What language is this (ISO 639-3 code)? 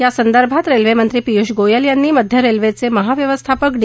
mar